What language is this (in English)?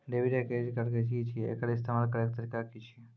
Maithili